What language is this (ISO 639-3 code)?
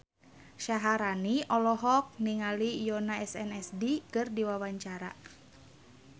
sun